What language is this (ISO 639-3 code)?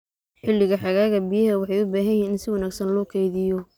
som